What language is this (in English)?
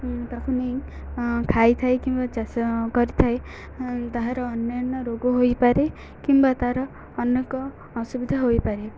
Odia